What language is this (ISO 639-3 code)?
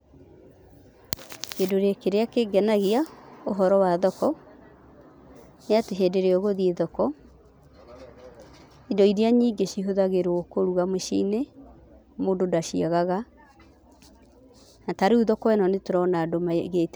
kik